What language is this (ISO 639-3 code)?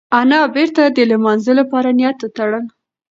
pus